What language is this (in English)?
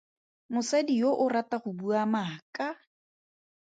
Tswana